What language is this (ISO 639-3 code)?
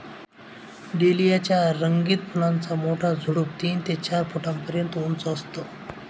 mar